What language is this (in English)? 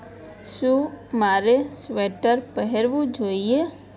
Gujarati